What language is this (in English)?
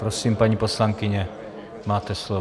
Czech